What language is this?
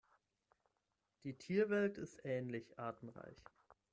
German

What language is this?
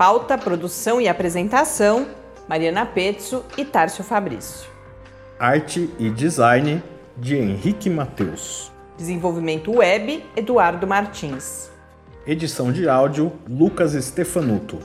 Portuguese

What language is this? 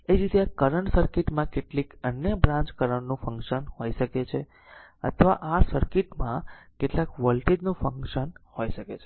Gujarati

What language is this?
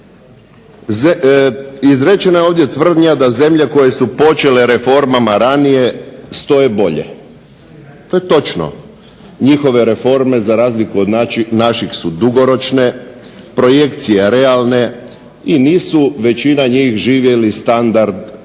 Croatian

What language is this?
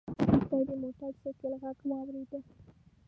Pashto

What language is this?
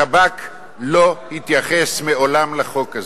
Hebrew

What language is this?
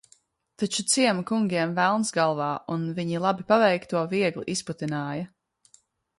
Latvian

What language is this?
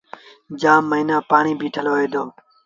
Sindhi Bhil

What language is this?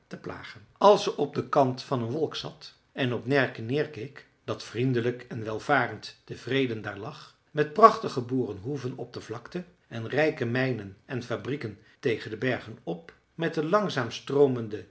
Dutch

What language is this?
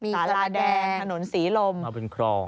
Thai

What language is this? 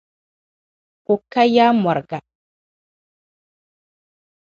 Dagbani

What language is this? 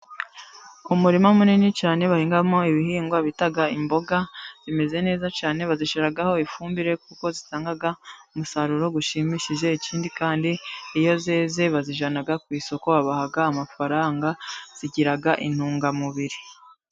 Kinyarwanda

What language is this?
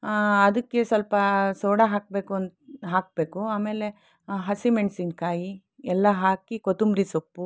Kannada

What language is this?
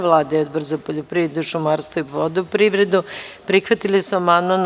Serbian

